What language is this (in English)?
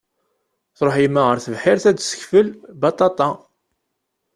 Kabyle